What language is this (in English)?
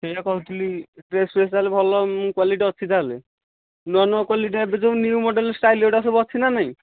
Odia